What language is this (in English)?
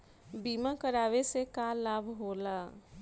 Bhojpuri